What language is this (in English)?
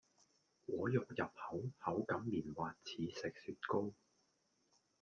Cantonese